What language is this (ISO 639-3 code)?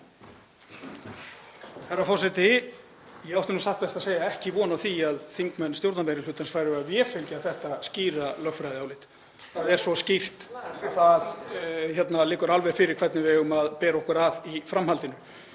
isl